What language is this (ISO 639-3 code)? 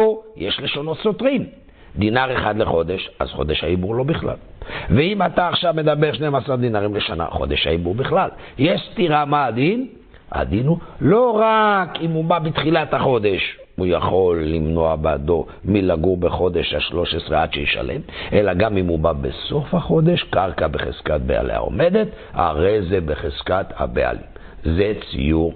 heb